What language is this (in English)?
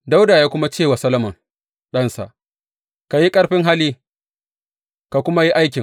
Hausa